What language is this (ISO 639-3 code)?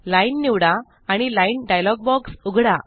mar